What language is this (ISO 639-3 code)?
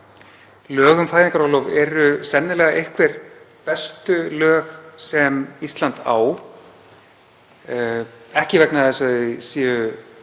isl